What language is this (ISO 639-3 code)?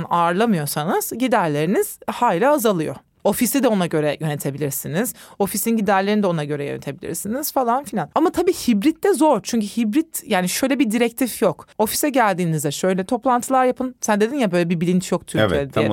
tur